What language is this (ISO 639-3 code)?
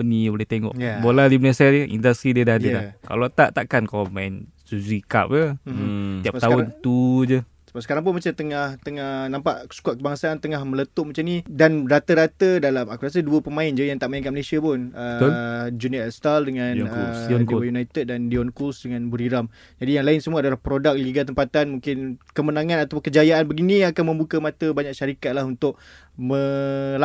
msa